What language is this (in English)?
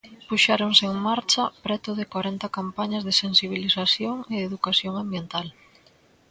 Galician